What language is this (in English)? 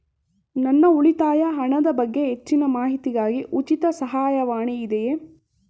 Kannada